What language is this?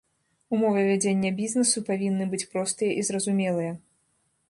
Belarusian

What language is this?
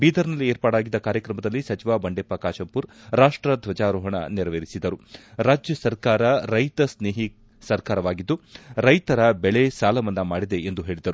Kannada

